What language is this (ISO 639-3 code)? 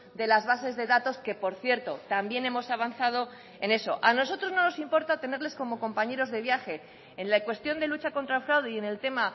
spa